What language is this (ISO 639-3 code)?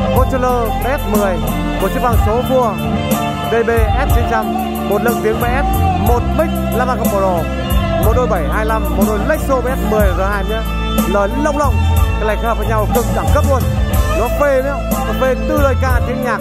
vie